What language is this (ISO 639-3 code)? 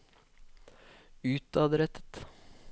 nor